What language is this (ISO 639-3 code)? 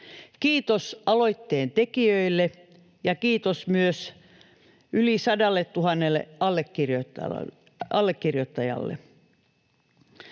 fin